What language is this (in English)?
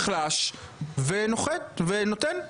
Hebrew